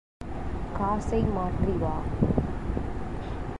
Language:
Tamil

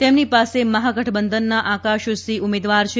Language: Gujarati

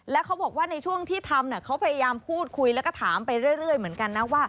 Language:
Thai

